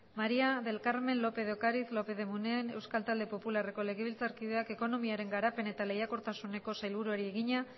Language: Basque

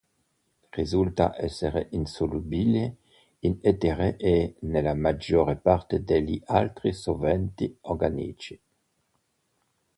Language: Italian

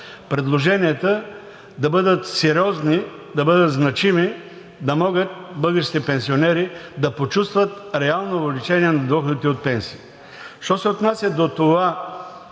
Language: Bulgarian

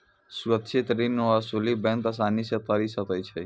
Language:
Maithili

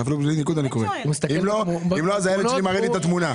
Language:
Hebrew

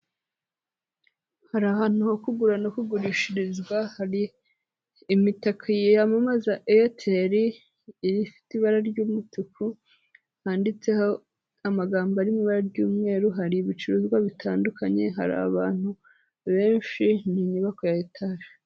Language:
Kinyarwanda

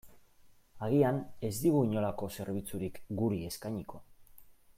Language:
Basque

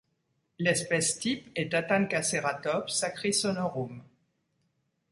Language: French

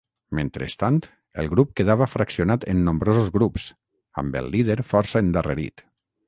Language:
Catalan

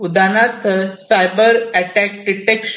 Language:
Marathi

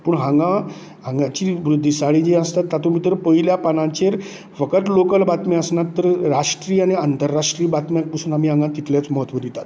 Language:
Konkani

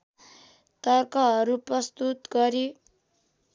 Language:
Nepali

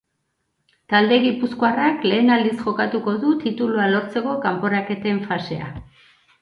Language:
Basque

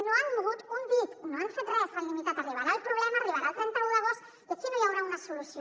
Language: Catalan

